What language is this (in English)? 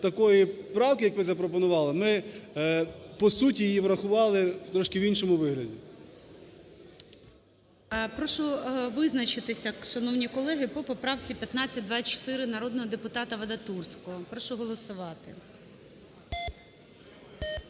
Ukrainian